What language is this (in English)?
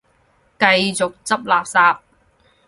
Cantonese